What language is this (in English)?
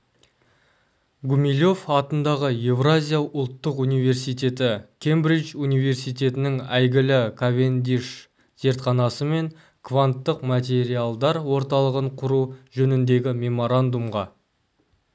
Kazakh